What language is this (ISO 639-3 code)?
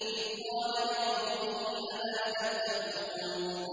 ara